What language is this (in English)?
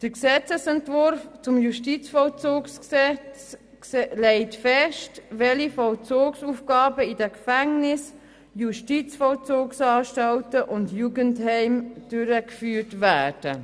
Swiss German